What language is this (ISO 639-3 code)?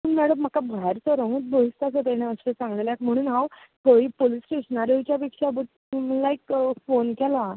kok